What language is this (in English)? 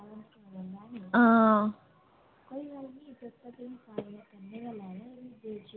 Dogri